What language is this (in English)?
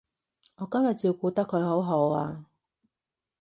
Cantonese